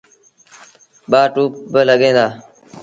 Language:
Sindhi Bhil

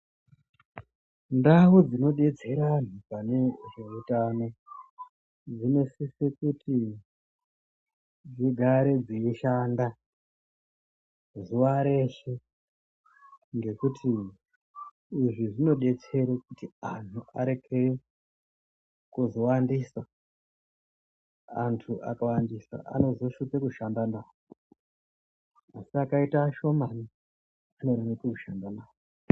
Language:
Ndau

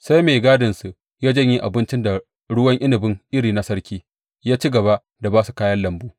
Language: Hausa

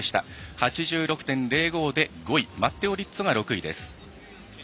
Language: Japanese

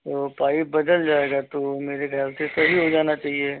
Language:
Hindi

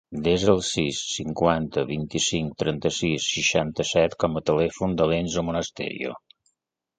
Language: Catalan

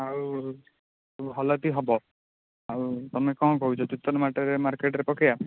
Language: Odia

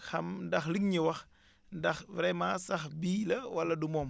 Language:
Wolof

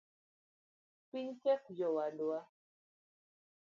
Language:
Luo (Kenya and Tanzania)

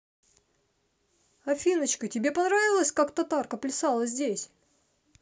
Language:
Russian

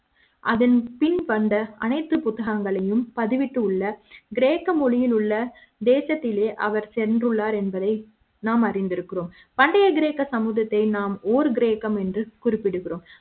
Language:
Tamil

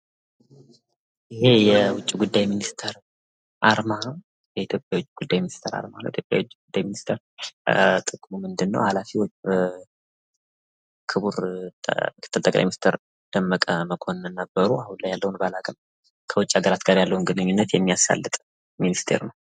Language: Amharic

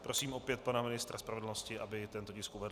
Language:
Czech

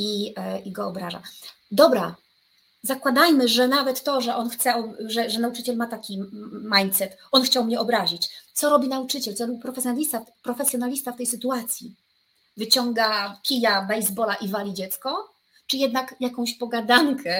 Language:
Polish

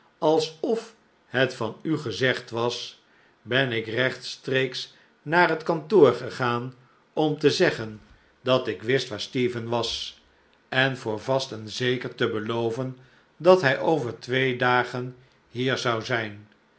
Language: Dutch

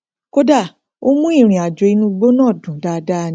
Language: Yoruba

